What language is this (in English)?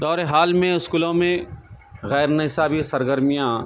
Urdu